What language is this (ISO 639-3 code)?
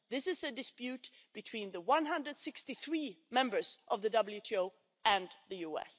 eng